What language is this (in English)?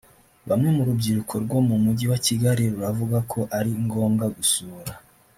Kinyarwanda